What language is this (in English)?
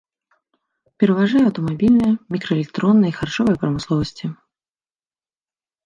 Belarusian